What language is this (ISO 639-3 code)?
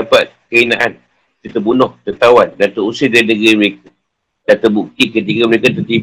msa